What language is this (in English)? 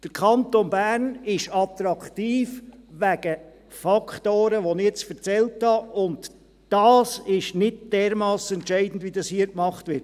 Swiss German